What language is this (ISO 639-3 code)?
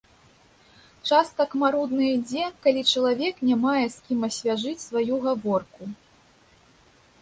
bel